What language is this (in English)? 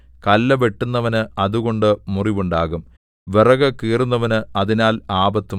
Malayalam